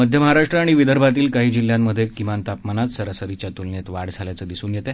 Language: Marathi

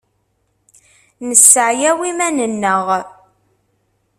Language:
Kabyle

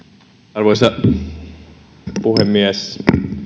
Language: Finnish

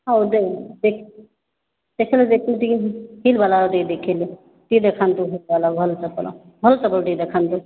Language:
Odia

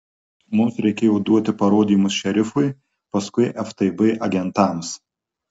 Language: Lithuanian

